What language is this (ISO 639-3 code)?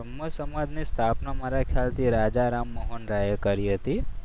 guj